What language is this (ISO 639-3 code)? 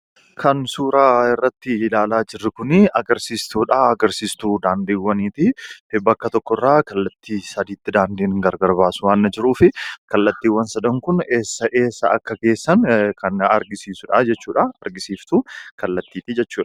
orm